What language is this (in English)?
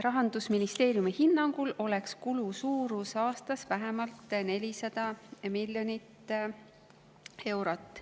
Estonian